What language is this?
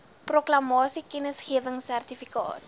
Afrikaans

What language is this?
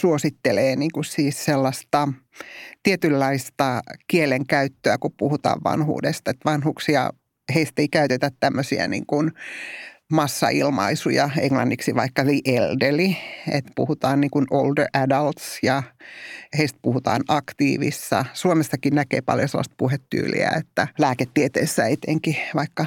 Finnish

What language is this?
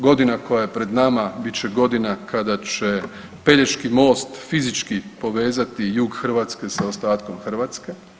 Croatian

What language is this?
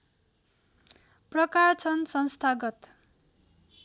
Nepali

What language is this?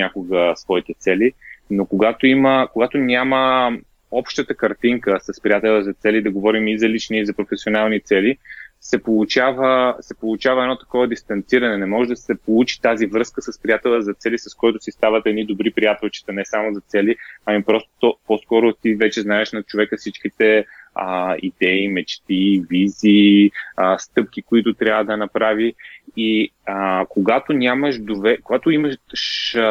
Bulgarian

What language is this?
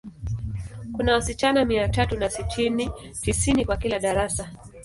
Swahili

